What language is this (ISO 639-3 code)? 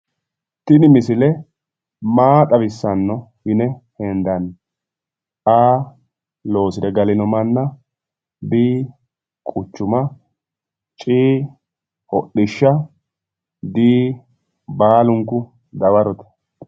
sid